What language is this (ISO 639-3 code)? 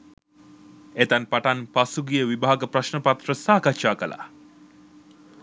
sin